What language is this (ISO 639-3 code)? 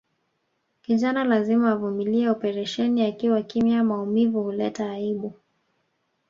swa